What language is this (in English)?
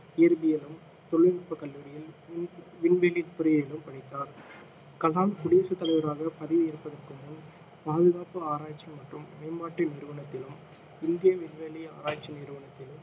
Tamil